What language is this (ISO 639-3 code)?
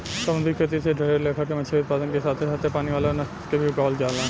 bho